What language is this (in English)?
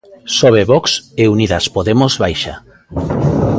Galician